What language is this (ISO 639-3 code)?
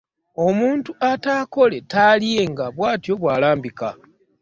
lug